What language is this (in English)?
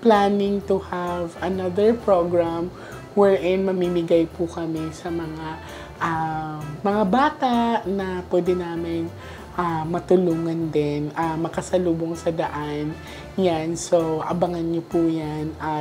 Filipino